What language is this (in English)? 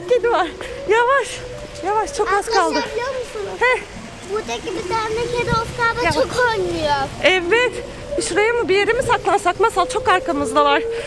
Turkish